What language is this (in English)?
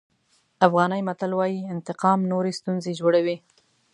Pashto